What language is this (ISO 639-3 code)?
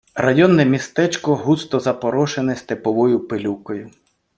ukr